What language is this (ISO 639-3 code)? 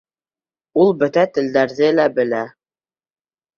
bak